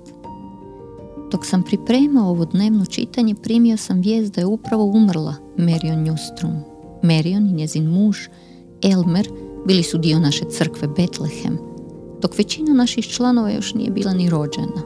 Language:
Croatian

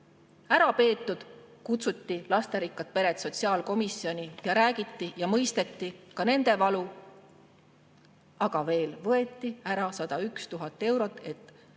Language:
Estonian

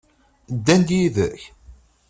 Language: Kabyle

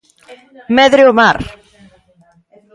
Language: Galician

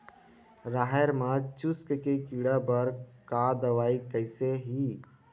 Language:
Chhattisgarhi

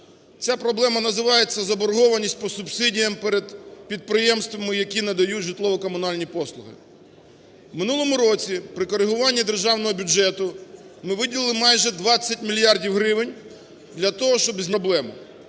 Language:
Ukrainian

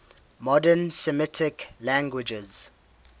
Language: English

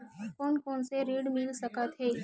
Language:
Chhattisgarhi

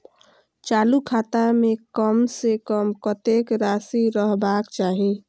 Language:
Maithili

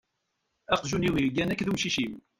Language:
Kabyle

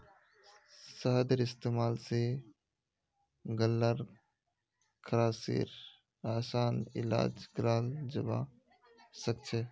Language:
Magahi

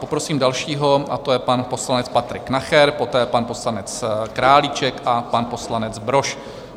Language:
Czech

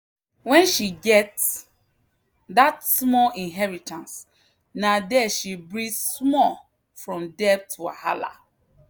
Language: Nigerian Pidgin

